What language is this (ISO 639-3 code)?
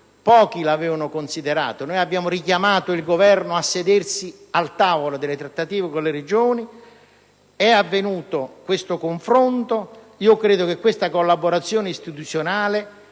ita